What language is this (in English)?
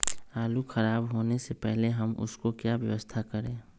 Magahi